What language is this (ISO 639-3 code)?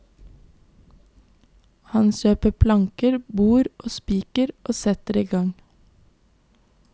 nor